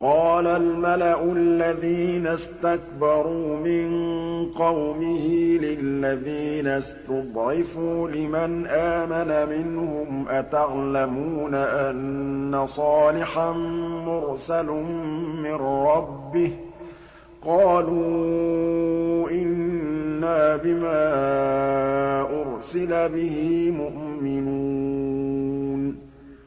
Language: Arabic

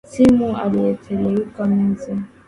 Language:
Swahili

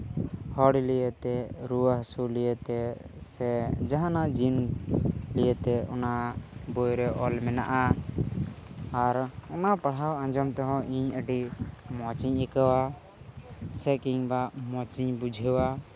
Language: Santali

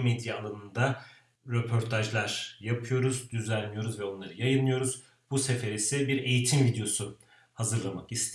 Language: Turkish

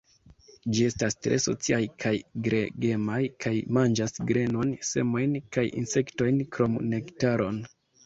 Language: Esperanto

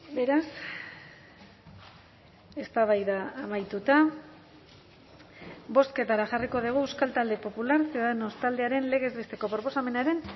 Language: Basque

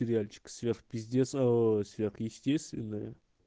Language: Russian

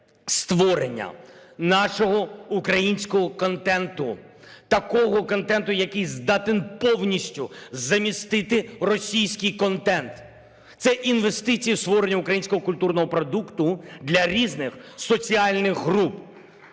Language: Ukrainian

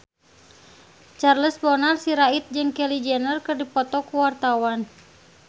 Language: Sundanese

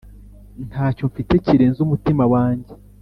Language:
Kinyarwanda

